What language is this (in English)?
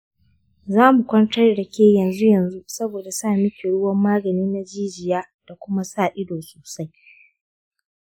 Hausa